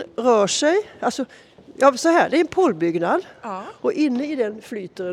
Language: Swedish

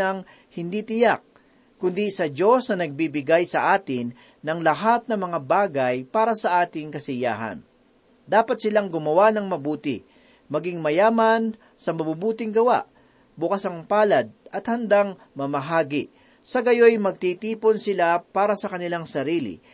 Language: Filipino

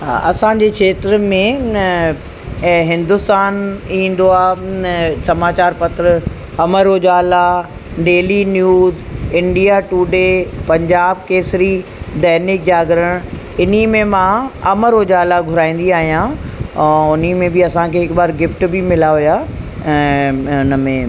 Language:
Sindhi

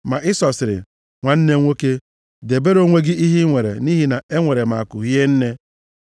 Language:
Igbo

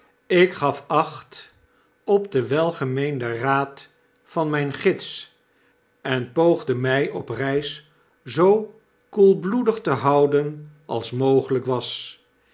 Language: Dutch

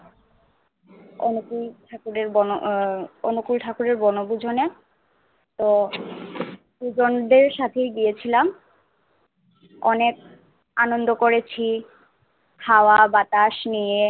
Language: Bangla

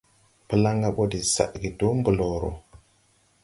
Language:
Tupuri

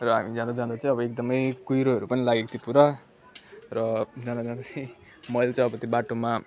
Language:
Nepali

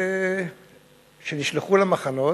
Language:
Hebrew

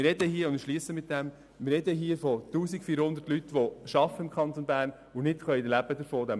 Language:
Swiss German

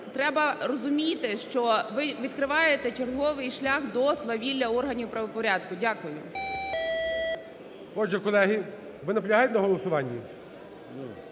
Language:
Ukrainian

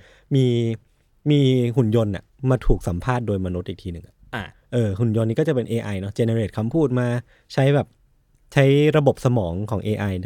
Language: Thai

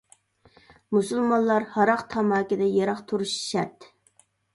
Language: Uyghur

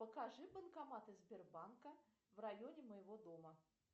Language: Russian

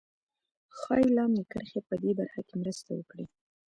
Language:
Pashto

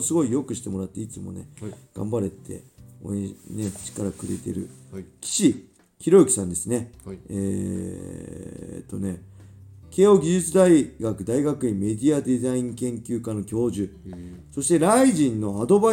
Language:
Japanese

